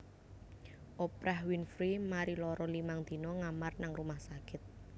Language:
Javanese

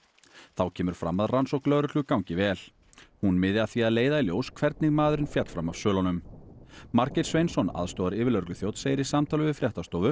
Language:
Icelandic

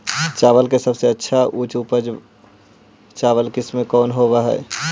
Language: Magahi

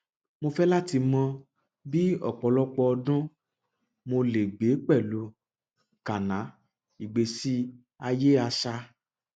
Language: Yoruba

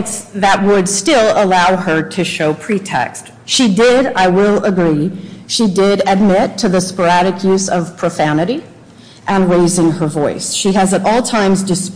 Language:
English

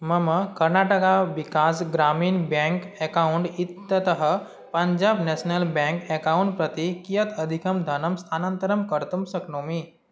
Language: Sanskrit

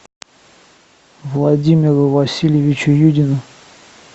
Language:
Russian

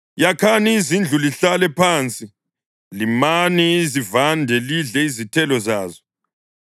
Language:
North Ndebele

